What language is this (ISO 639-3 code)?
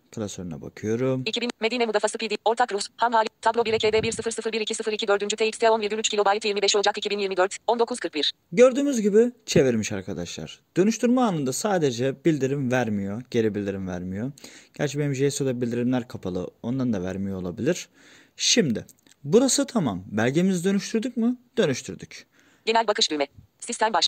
tur